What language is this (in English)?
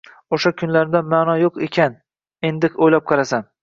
Uzbek